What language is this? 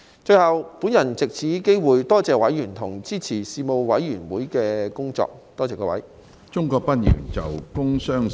Cantonese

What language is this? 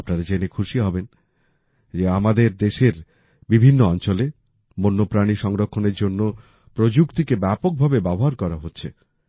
Bangla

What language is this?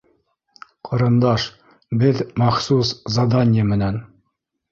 Bashkir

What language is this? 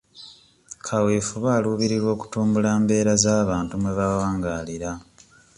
Ganda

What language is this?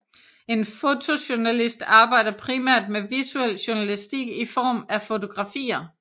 Danish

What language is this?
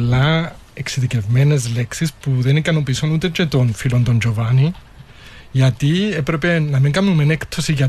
Greek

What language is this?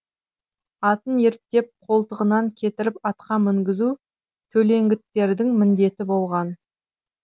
Kazakh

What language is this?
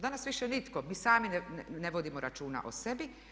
Croatian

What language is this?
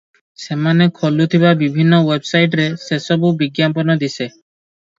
Odia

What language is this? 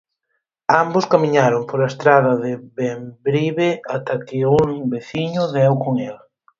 Galician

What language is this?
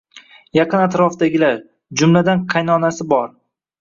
Uzbek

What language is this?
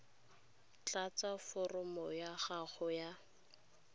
Tswana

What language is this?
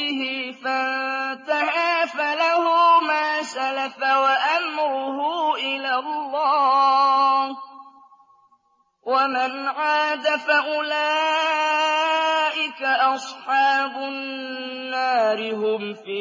Arabic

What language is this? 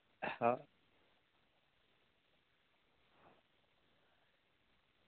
Santali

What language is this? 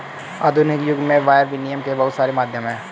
Hindi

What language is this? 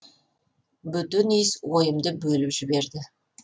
Kazakh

